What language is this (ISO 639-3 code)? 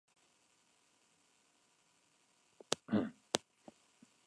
spa